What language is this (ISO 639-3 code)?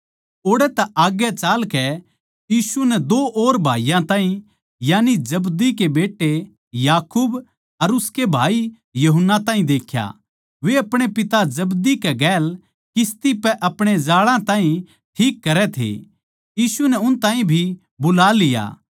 bgc